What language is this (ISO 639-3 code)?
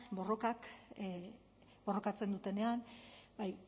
eus